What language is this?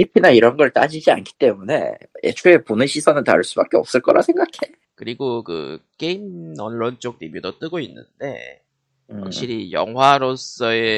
Korean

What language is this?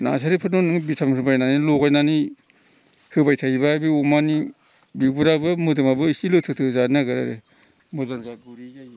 Bodo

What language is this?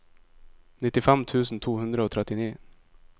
Norwegian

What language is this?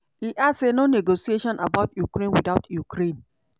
Nigerian Pidgin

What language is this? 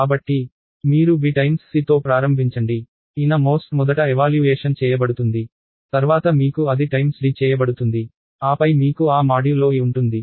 Telugu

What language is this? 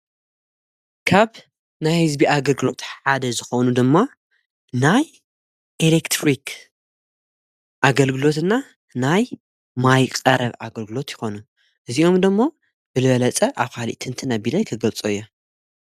Tigrinya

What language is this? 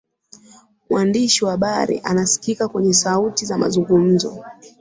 Swahili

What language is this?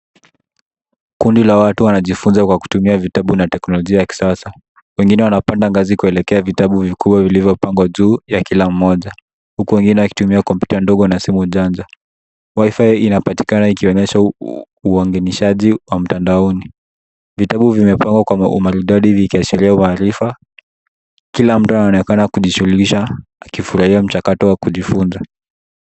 Swahili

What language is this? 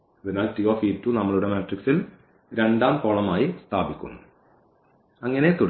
Malayalam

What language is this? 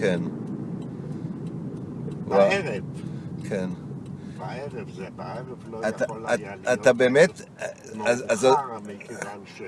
Hebrew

